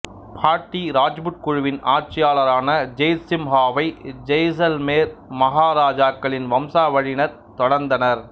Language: Tamil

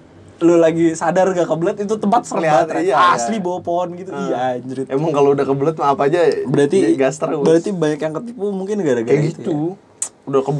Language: Indonesian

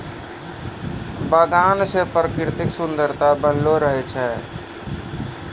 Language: Maithili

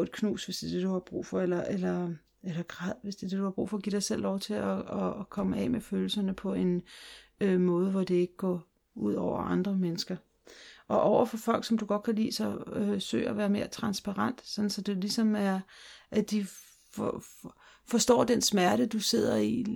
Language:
Danish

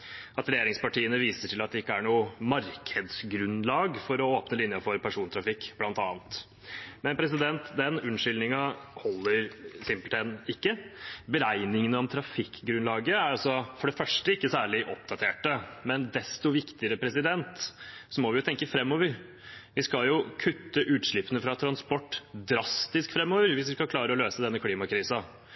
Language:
Norwegian Bokmål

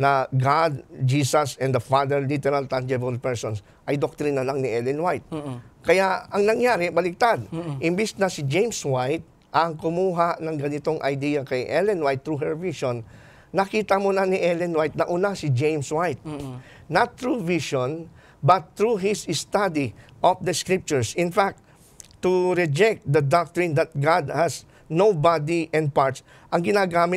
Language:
Filipino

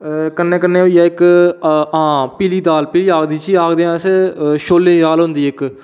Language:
Dogri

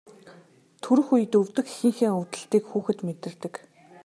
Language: Mongolian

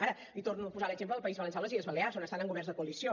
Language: Catalan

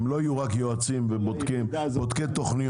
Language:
Hebrew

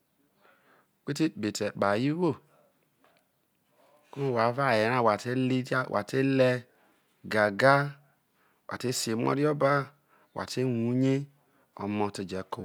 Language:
Isoko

